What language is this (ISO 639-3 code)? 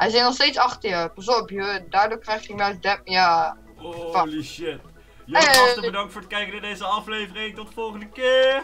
nld